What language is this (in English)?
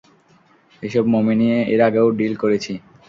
Bangla